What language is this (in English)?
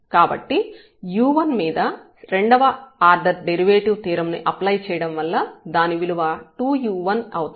Telugu